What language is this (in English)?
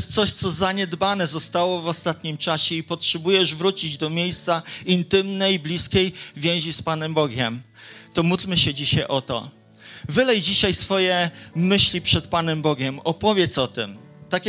Polish